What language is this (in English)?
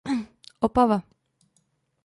Czech